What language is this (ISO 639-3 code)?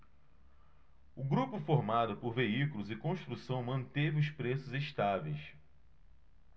por